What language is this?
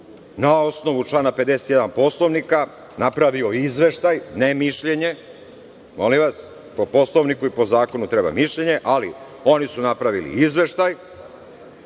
Serbian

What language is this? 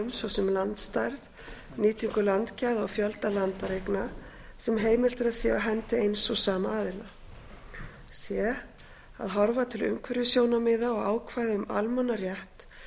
Icelandic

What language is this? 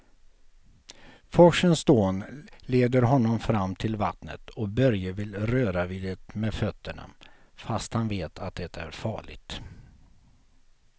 Swedish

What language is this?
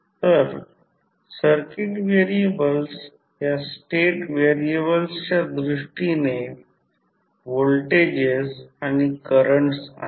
Marathi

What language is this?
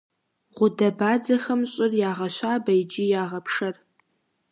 Kabardian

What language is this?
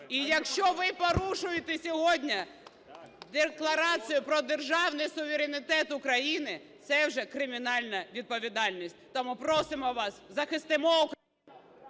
Ukrainian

